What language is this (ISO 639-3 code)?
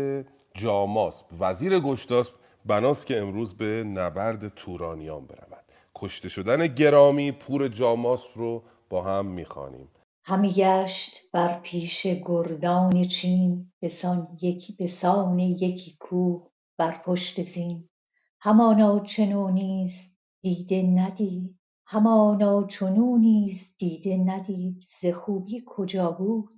fas